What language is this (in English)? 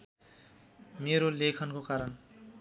Nepali